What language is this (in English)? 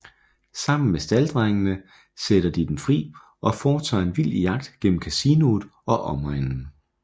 Danish